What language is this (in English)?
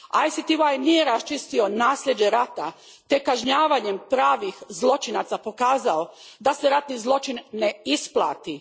Croatian